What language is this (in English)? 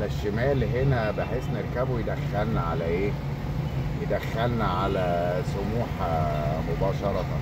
Arabic